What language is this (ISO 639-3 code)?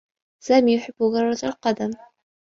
ara